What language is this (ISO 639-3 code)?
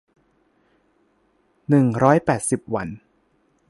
tha